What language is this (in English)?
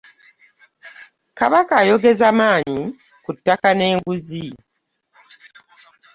Ganda